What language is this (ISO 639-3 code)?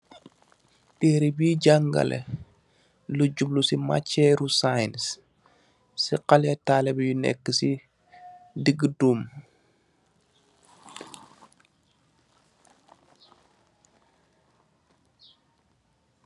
wol